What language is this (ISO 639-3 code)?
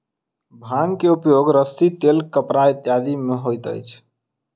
mai